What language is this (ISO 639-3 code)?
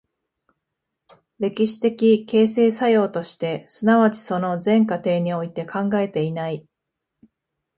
jpn